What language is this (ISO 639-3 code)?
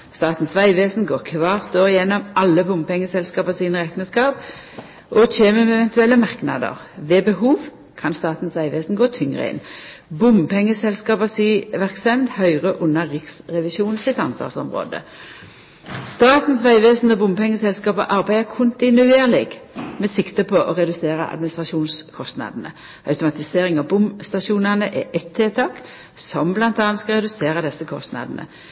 nno